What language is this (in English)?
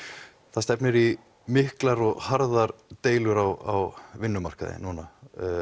Icelandic